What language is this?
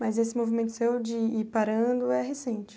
Portuguese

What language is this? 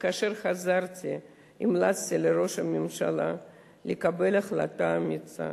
Hebrew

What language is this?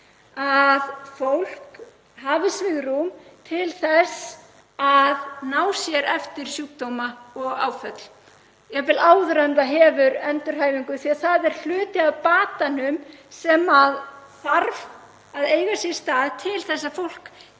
Icelandic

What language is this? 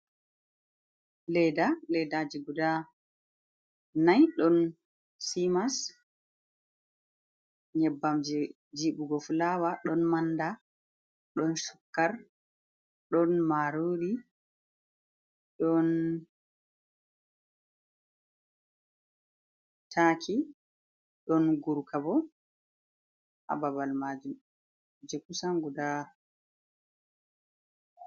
Fula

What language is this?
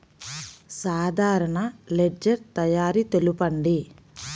Telugu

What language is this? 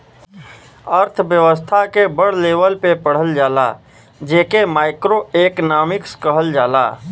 Bhojpuri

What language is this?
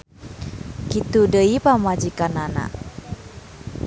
Sundanese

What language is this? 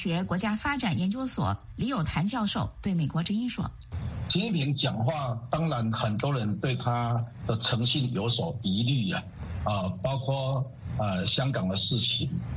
Chinese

